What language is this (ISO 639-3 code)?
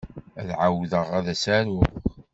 kab